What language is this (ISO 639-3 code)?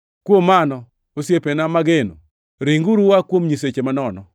luo